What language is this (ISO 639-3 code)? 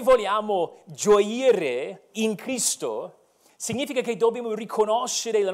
ita